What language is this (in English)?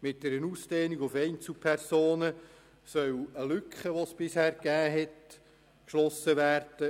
Swiss German